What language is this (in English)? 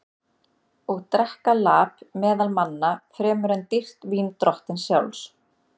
Icelandic